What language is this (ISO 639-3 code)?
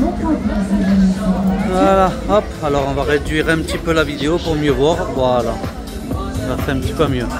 fra